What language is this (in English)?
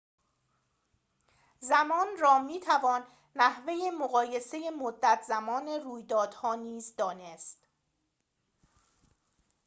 Persian